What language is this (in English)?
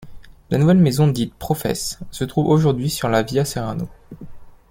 French